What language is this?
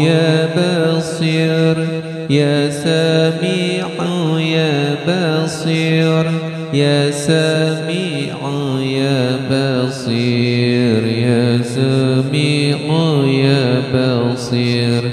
Arabic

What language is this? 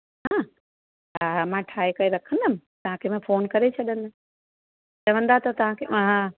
Sindhi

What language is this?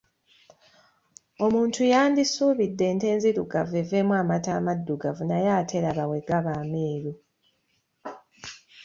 Ganda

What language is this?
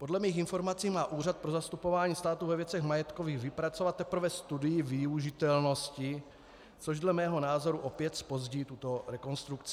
Czech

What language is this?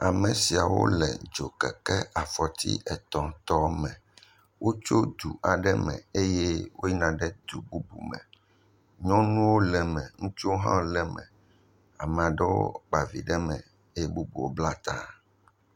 Ewe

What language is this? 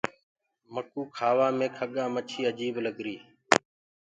Gurgula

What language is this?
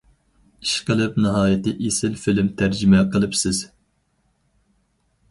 Uyghur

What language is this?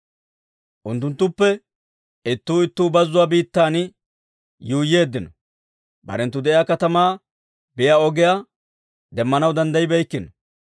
Dawro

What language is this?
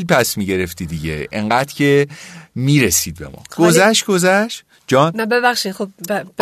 Persian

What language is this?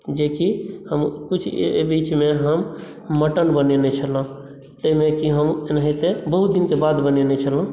Maithili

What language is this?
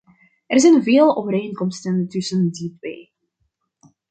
Dutch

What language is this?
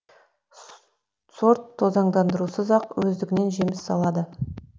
Kazakh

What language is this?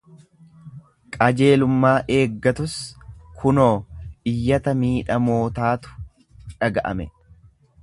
Oromo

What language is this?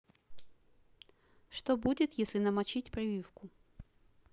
Russian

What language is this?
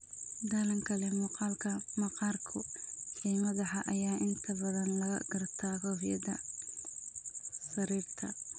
Somali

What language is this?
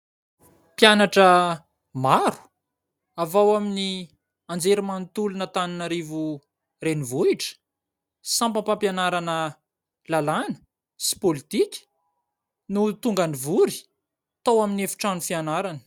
Malagasy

